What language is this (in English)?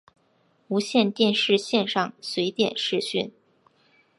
Chinese